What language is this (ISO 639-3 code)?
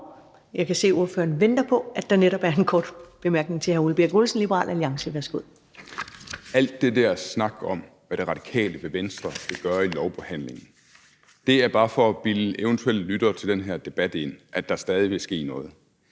dan